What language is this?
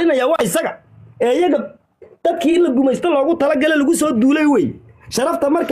Arabic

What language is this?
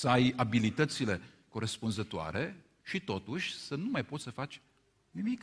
Romanian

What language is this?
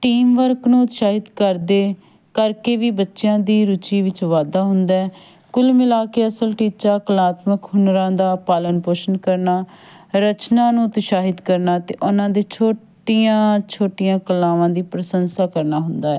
Punjabi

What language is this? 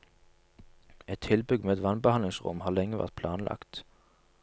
Norwegian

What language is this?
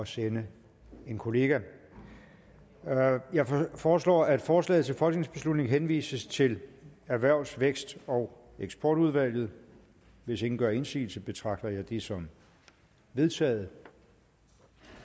Danish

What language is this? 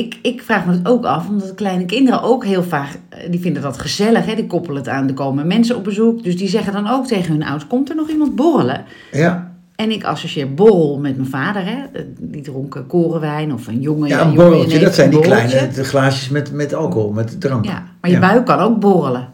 Dutch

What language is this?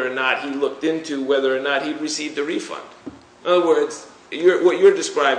English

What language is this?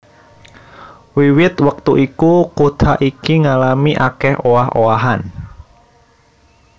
Javanese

